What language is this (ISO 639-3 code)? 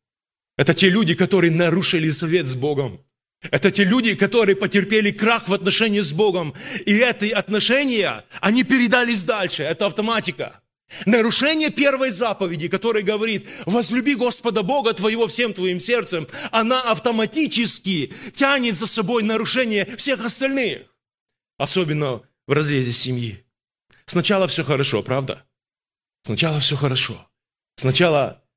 rus